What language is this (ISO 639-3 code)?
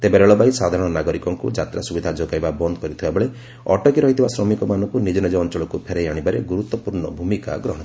ori